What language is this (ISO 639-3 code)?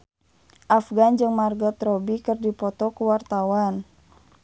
sun